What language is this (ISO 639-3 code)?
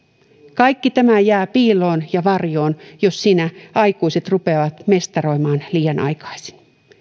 fin